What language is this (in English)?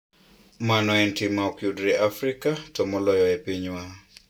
Luo (Kenya and Tanzania)